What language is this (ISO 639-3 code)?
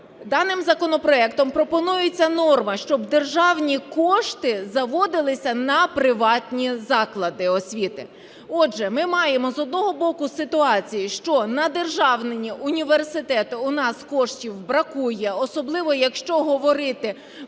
ukr